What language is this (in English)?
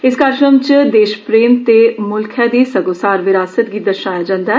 Dogri